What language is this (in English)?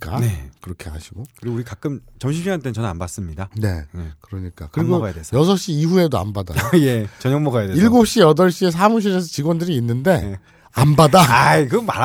Korean